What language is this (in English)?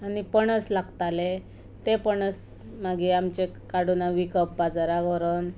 Konkani